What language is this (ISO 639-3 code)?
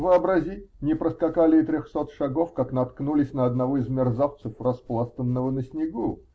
rus